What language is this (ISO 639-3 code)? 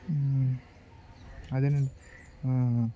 tel